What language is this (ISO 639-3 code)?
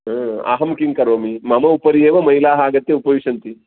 san